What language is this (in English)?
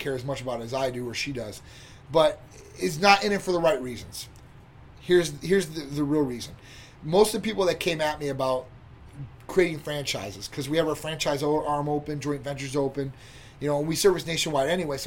English